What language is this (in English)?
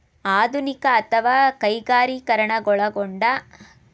Kannada